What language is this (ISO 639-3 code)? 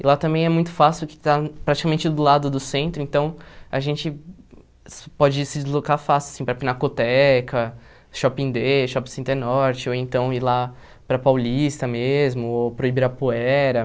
por